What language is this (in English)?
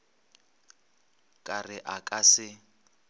Northern Sotho